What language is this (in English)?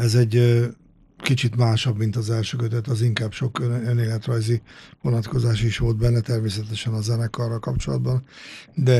Hungarian